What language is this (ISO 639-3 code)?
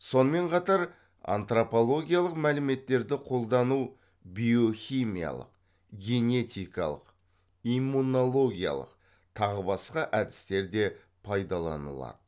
kaz